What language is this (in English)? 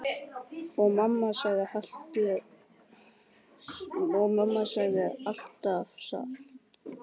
Icelandic